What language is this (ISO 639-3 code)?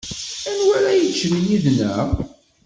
kab